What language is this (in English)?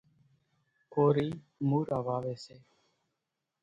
Kachi Koli